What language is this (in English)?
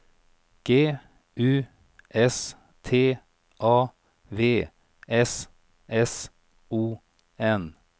Swedish